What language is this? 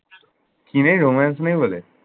Bangla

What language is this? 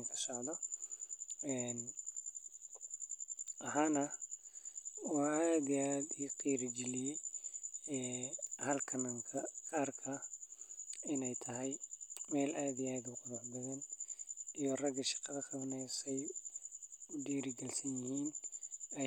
Somali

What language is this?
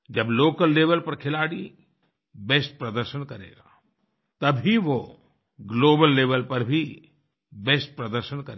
Hindi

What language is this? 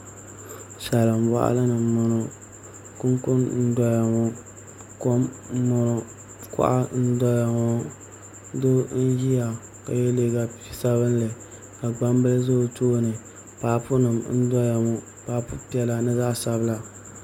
Dagbani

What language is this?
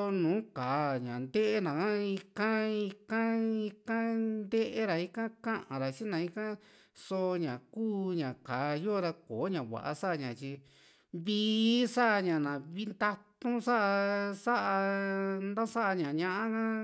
Juxtlahuaca Mixtec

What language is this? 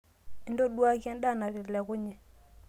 Masai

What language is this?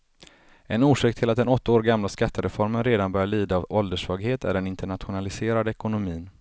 Swedish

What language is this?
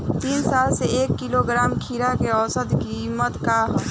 Bhojpuri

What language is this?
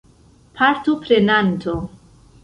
Esperanto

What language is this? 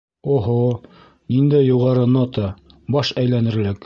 Bashkir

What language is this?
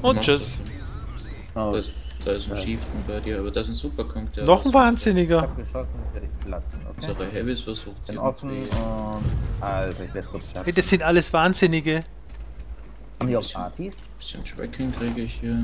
German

